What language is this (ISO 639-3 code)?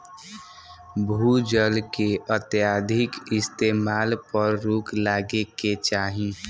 bho